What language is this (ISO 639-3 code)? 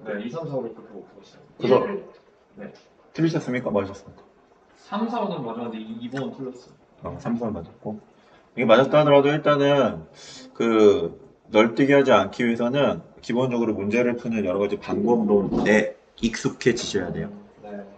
kor